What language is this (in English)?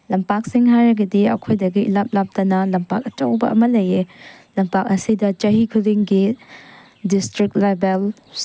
Manipuri